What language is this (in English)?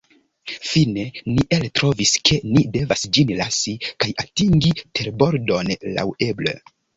Esperanto